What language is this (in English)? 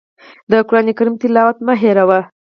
Pashto